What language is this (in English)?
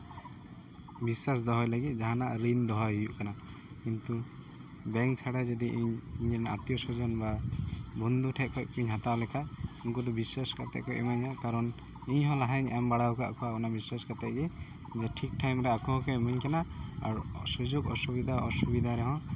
Santali